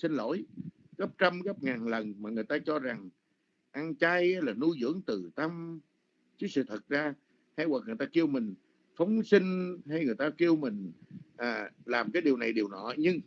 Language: Vietnamese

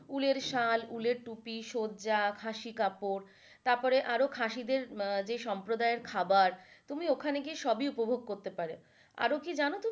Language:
Bangla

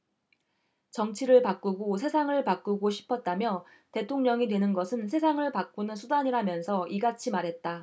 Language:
Korean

